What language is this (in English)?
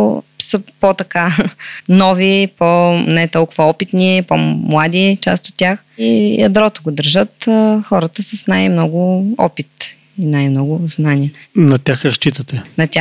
Bulgarian